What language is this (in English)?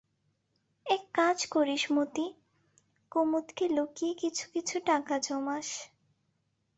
Bangla